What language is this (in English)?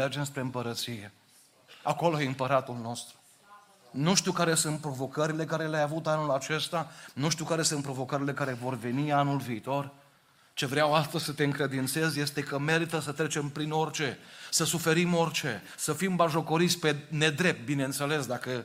Romanian